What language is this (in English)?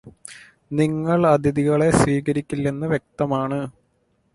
Malayalam